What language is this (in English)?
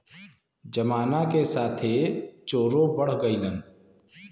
Bhojpuri